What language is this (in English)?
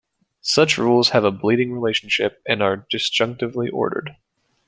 English